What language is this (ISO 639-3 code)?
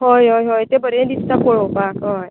kok